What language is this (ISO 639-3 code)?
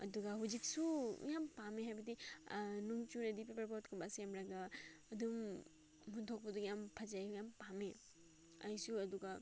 mni